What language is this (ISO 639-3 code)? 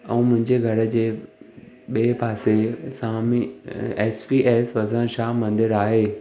snd